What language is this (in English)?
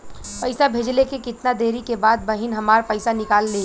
Bhojpuri